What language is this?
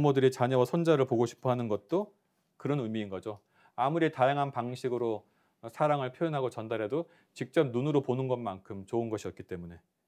Korean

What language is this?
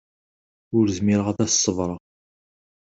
Kabyle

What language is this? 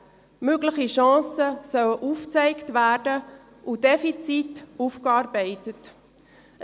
Swiss German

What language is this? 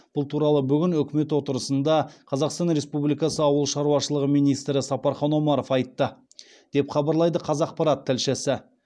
Kazakh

